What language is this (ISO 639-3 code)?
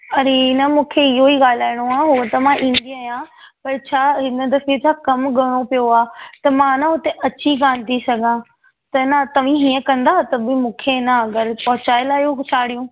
snd